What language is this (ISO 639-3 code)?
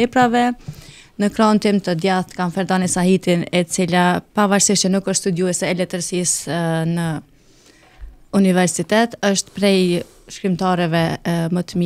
ron